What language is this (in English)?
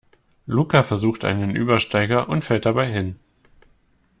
German